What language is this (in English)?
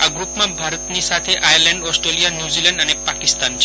Gujarati